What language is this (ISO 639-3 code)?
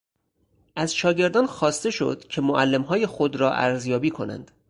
fas